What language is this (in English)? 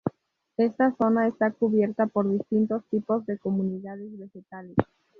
Spanish